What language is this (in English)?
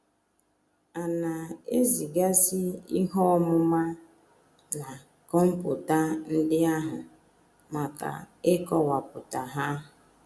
Igbo